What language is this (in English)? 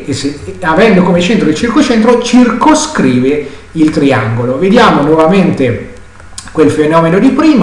Italian